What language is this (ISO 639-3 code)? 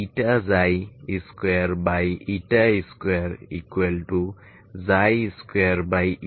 ben